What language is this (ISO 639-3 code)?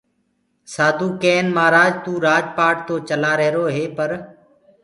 ggg